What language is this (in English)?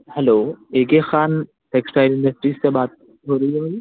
Urdu